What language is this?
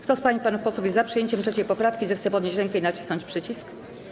Polish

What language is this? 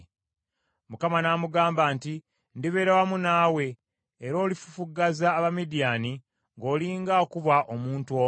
Ganda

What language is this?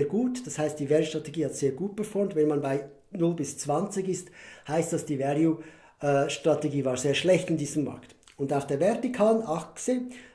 German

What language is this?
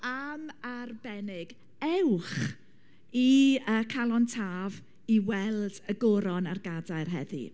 Welsh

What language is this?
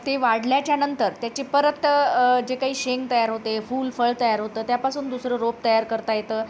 Marathi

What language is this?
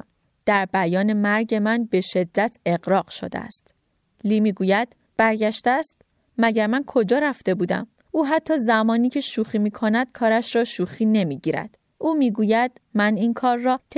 Persian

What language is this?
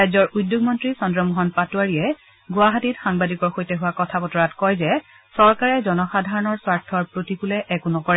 Assamese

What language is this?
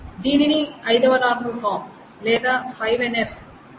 Telugu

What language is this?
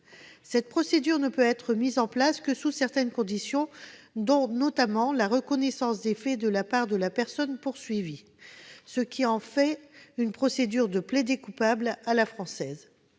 French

